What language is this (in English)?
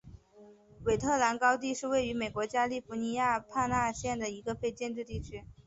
Chinese